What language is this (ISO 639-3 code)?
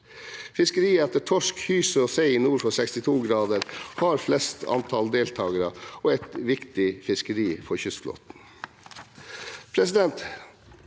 nor